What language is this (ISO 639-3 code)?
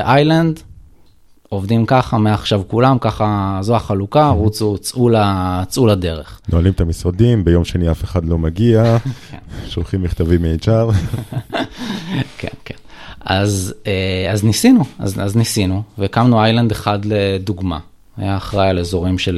heb